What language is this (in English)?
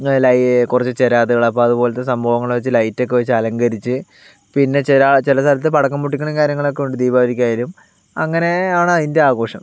Malayalam